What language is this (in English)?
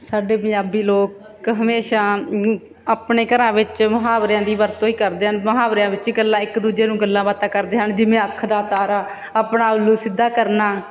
Punjabi